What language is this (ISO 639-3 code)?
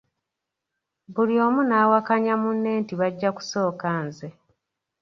lug